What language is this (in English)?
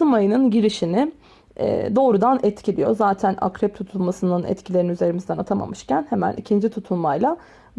Turkish